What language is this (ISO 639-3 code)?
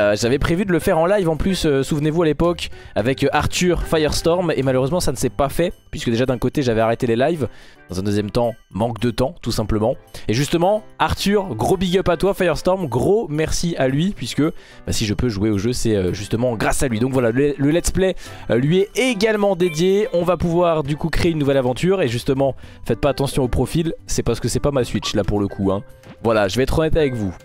fra